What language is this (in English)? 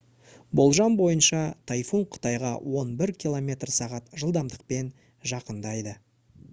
Kazakh